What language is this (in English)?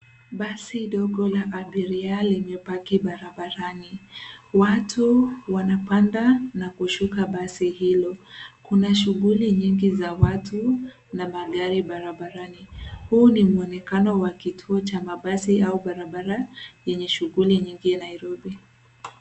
Swahili